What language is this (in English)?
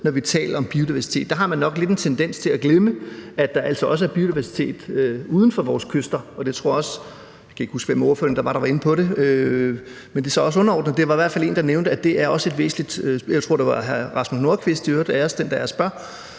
Danish